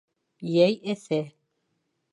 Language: Bashkir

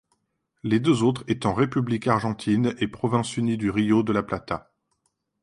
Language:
French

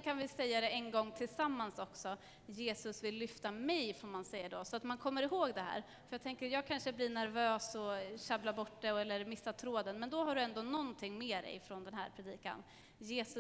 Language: Swedish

